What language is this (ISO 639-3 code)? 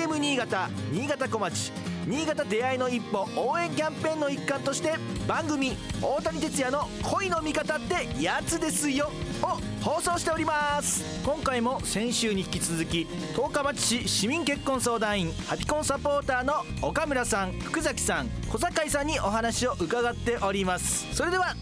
jpn